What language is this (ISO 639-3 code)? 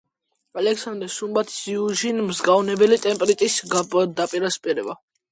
kat